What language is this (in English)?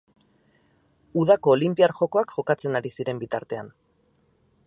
Basque